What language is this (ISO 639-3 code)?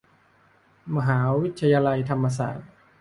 tha